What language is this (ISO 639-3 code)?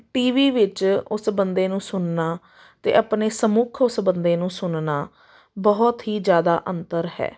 pan